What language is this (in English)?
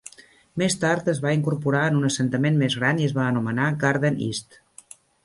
Catalan